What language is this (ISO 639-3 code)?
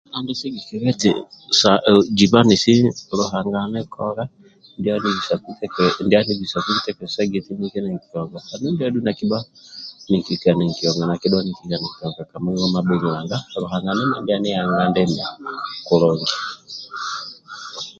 rwm